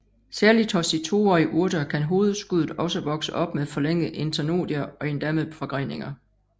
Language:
Danish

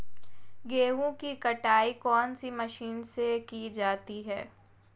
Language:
Hindi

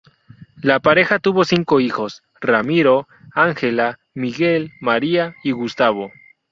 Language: Spanish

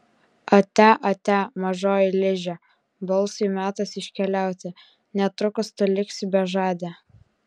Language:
Lithuanian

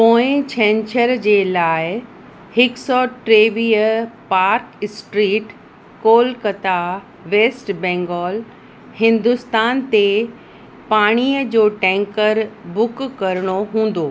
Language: Sindhi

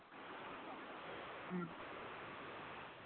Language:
Santali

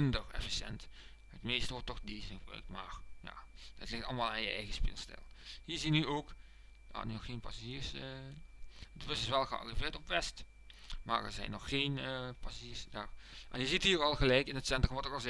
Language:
Dutch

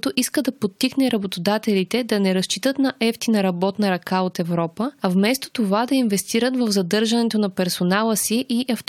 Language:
Bulgarian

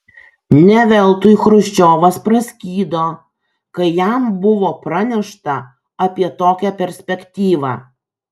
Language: Lithuanian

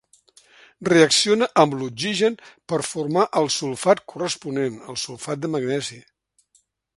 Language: Catalan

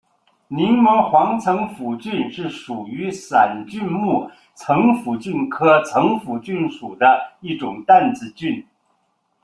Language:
Chinese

